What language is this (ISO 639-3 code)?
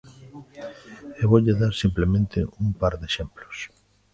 glg